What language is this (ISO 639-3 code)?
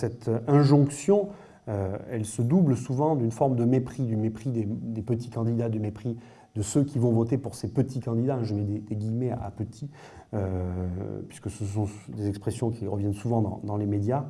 fra